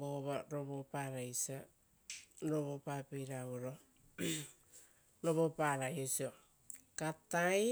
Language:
Rotokas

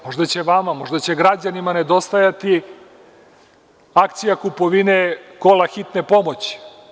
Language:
Serbian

